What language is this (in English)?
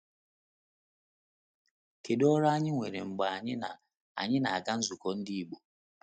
Igbo